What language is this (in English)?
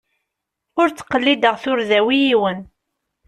Kabyle